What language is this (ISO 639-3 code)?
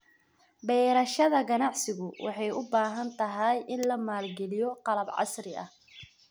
som